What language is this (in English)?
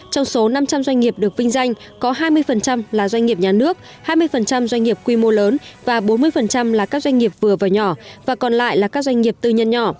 Vietnamese